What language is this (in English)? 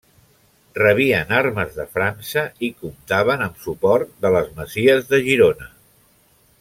Catalan